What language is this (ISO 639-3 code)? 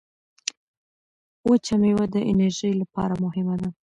pus